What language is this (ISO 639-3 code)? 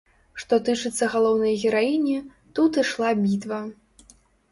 bel